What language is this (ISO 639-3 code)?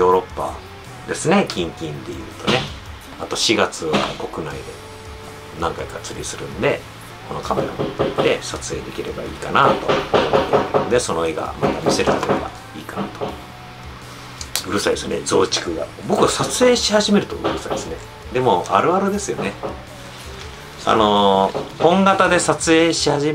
jpn